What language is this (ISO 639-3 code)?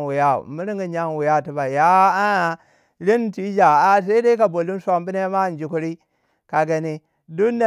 wja